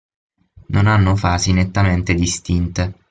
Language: Italian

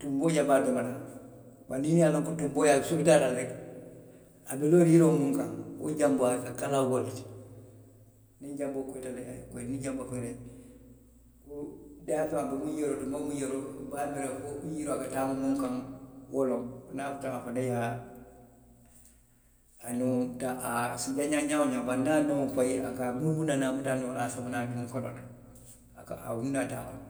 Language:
Western Maninkakan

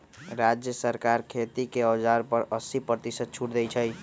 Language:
Magahi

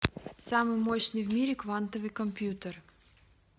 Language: Russian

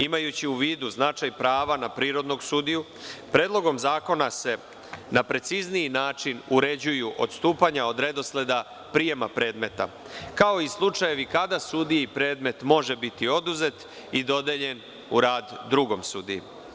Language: Serbian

